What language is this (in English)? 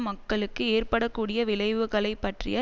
Tamil